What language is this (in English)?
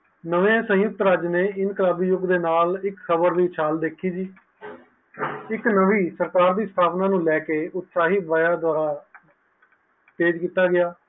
Punjabi